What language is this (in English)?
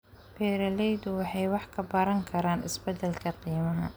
Somali